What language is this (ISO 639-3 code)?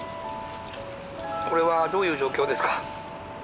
jpn